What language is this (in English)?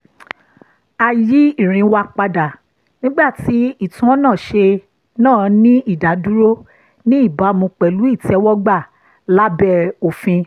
Yoruba